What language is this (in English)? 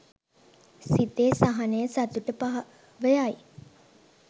Sinhala